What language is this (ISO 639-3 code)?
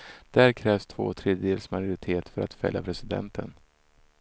swe